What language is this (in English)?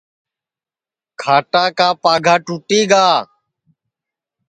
Sansi